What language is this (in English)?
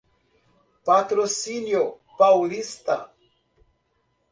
Portuguese